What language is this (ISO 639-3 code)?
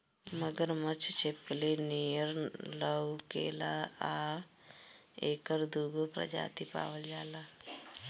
bho